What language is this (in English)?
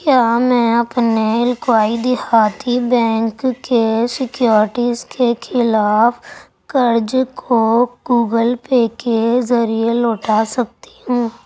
Urdu